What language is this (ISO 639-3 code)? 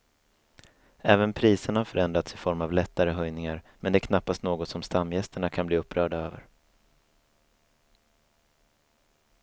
swe